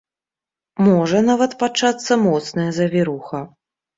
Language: Belarusian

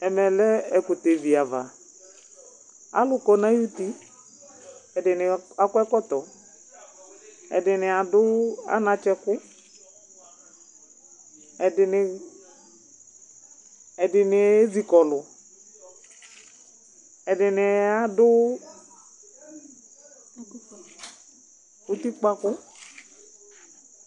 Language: Ikposo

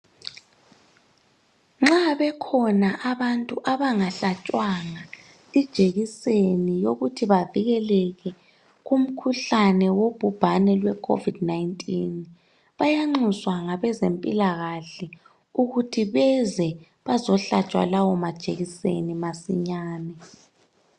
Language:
North Ndebele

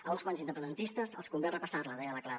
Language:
Catalan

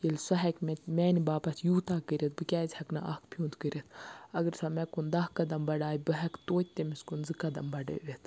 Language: Kashmiri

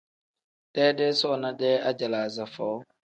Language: Tem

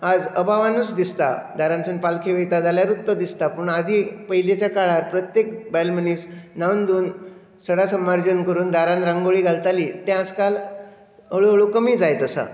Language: Konkani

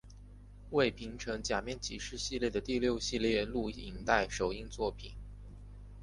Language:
Chinese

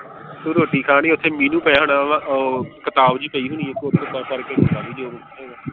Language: Punjabi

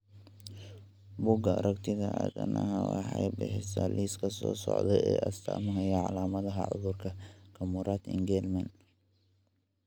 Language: Somali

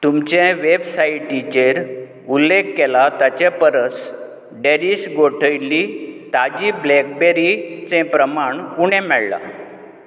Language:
Konkani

